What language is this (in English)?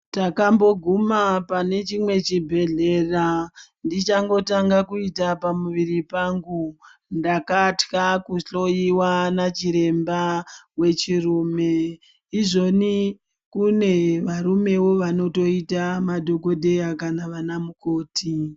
Ndau